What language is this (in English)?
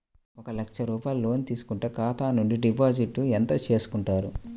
Telugu